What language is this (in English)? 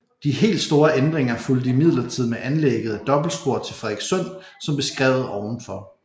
Danish